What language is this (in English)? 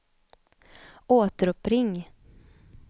Swedish